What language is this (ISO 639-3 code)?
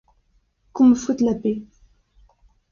fra